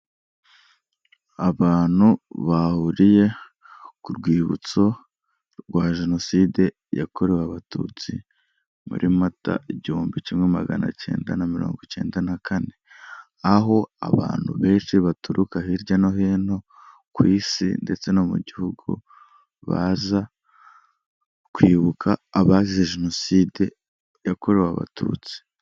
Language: Kinyarwanda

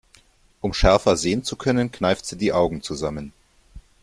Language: German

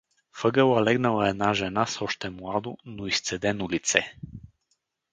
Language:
Bulgarian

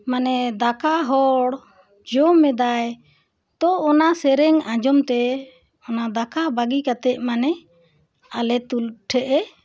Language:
Santali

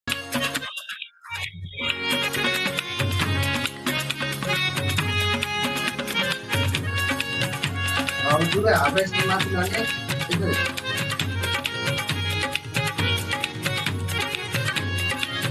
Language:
Nepali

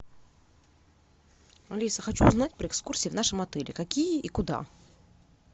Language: Russian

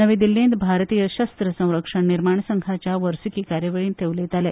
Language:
Konkani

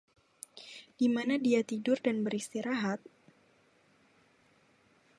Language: Indonesian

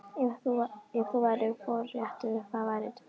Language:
Icelandic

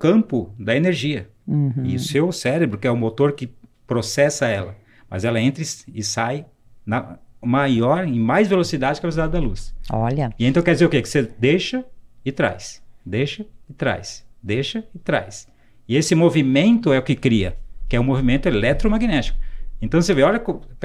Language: Portuguese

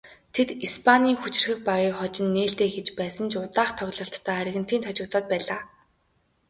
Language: Mongolian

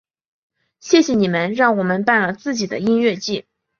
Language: Chinese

